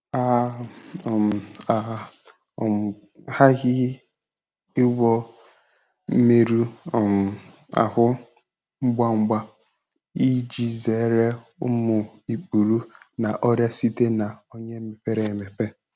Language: Igbo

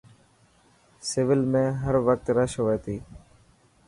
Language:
Dhatki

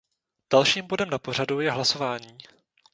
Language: Czech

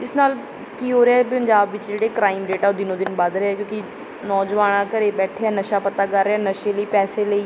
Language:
Punjabi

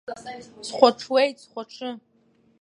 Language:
Abkhazian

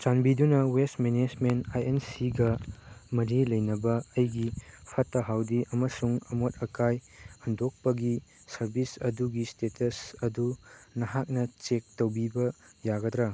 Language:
Manipuri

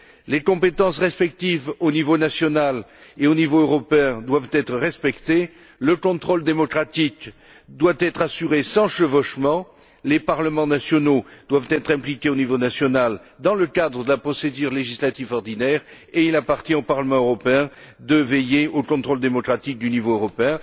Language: French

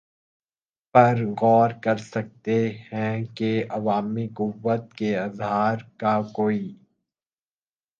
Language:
Urdu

